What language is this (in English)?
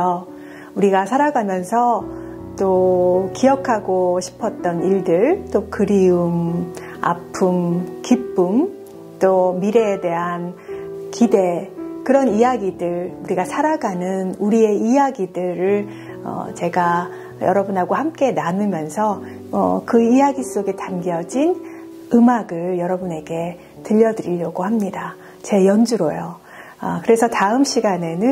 Korean